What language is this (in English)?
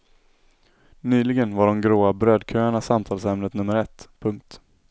Swedish